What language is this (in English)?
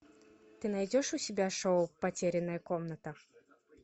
Russian